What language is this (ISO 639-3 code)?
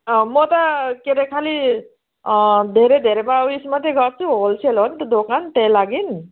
nep